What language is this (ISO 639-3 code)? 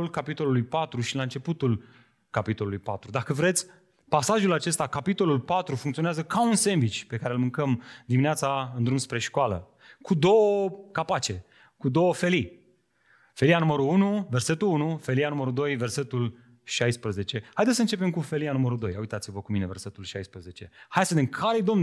ron